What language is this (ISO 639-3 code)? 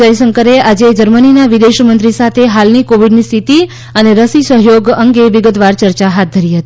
guj